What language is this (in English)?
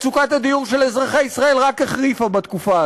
Hebrew